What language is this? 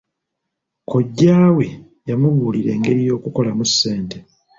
Ganda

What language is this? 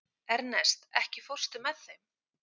Icelandic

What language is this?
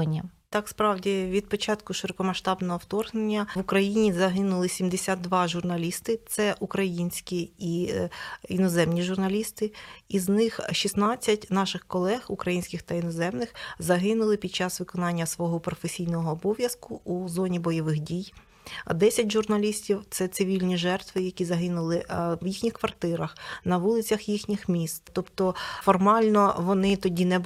Ukrainian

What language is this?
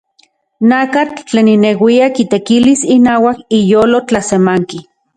Central Puebla Nahuatl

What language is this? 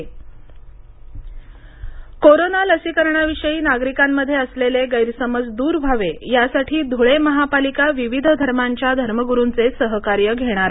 Marathi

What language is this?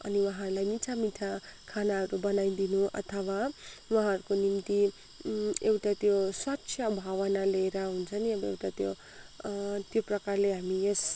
Nepali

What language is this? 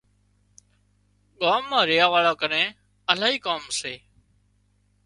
Wadiyara Koli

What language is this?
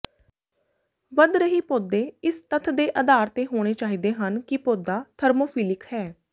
Punjabi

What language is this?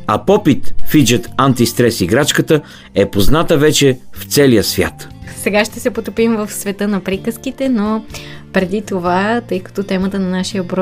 Bulgarian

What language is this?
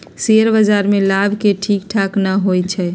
Magahi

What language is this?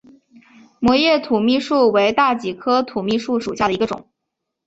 Chinese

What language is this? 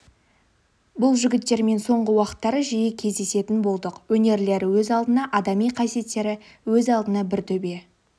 Kazakh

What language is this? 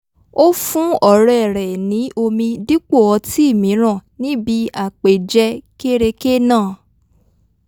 Yoruba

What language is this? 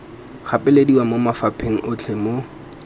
Tswana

